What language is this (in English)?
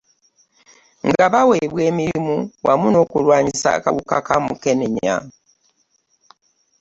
Ganda